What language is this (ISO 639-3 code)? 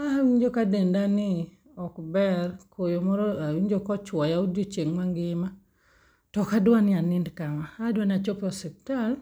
luo